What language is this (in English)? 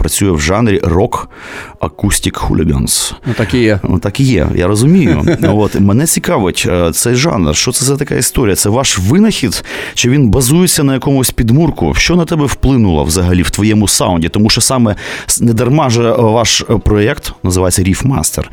Ukrainian